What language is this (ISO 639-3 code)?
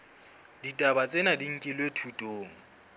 sot